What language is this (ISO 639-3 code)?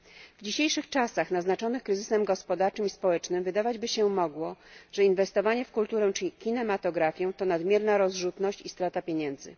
pol